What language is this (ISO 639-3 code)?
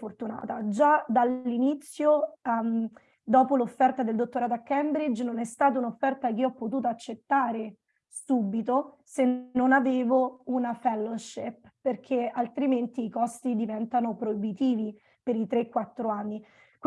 ita